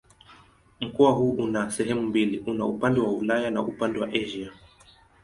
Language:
Swahili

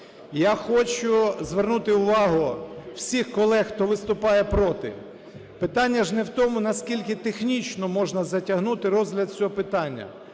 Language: Ukrainian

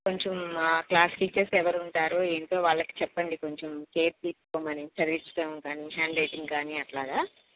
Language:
Telugu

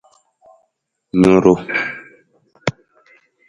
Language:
Nawdm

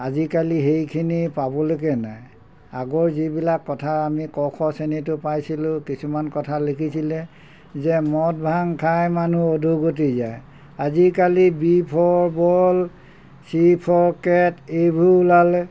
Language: Assamese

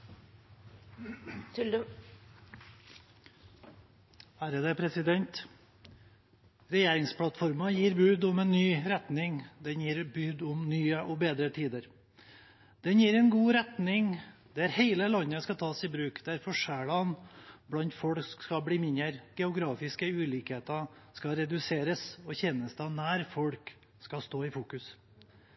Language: Norwegian Bokmål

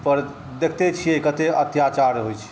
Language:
Maithili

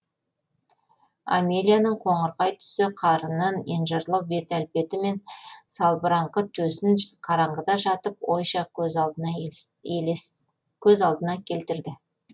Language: Kazakh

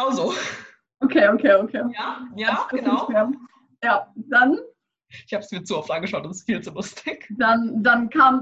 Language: German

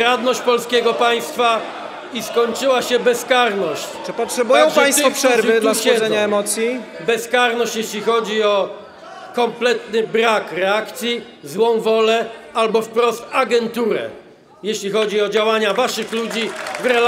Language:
Polish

